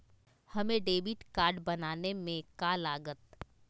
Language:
Magahi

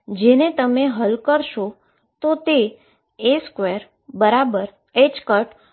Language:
Gujarati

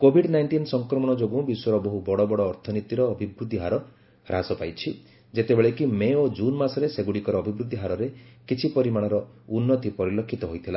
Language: Odia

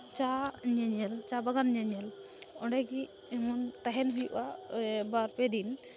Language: Santali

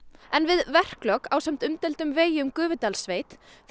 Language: Icelandic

